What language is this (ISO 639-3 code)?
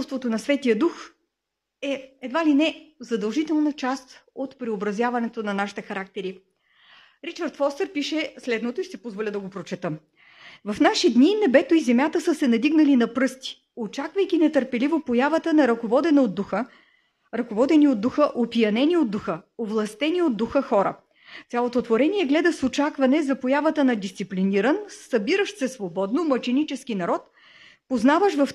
bul